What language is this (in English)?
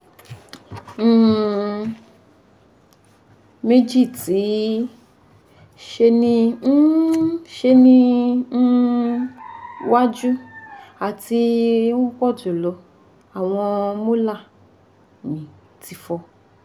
Yoruba